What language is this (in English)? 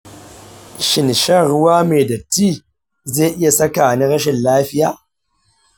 Hausa